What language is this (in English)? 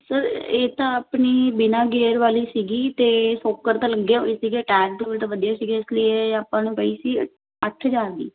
Punjabi